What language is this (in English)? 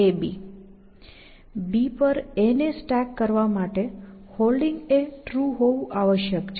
Gujarati